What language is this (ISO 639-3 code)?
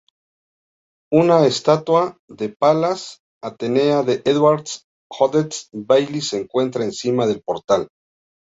spa